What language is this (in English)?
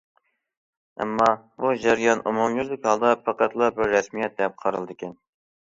Uyghur